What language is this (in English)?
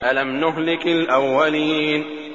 Arabic